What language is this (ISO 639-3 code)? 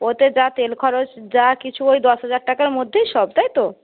ben